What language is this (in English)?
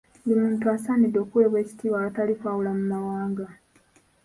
Ganda